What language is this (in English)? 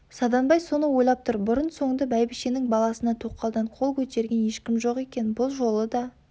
Kazakh